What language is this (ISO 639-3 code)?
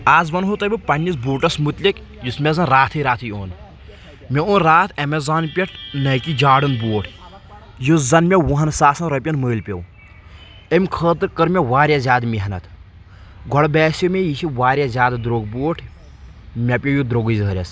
kas